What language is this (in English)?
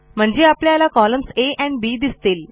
Marathi